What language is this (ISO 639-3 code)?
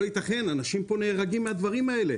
heb